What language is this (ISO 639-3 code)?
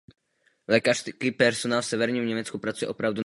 ces